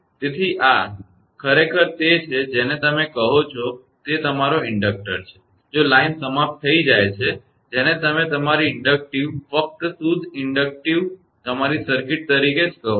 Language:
Gujarati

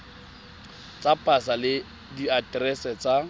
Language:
Tswana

